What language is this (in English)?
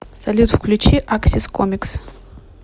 Russian